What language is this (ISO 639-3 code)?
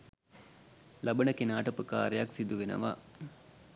sin